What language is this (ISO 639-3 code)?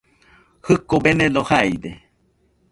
hux